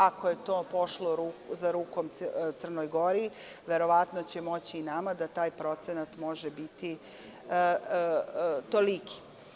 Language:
Serbian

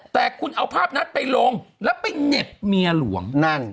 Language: Thai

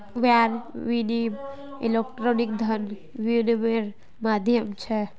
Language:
Magahi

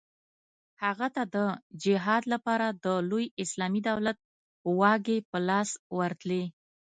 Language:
Pashto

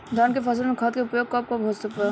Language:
Bhojpuri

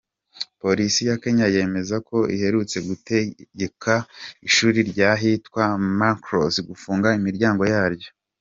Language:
Kinyarwanda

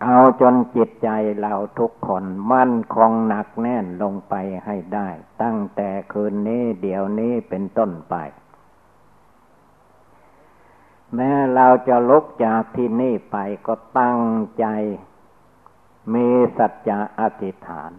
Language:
Thai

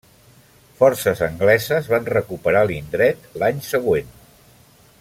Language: Catalan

